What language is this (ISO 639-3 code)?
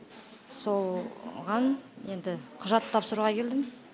kaz